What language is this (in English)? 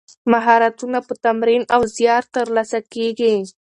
Pashto